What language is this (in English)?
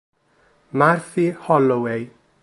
Italian